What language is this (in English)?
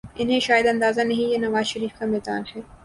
Urdu